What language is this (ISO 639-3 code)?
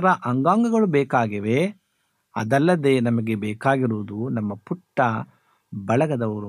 kan